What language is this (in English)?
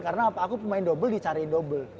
Indonesian